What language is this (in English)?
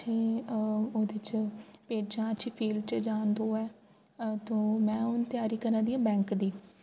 Dogri